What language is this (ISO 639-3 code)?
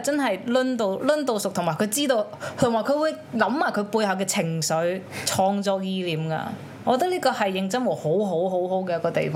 zho